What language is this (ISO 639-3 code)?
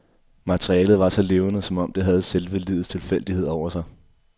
dan